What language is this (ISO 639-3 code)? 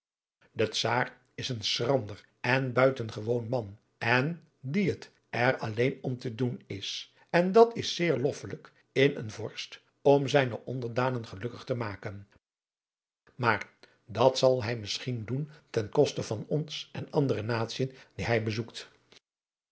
nld